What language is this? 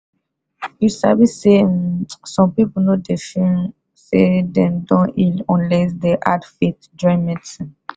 Nigerian Pidgin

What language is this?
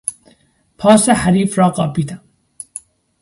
Persian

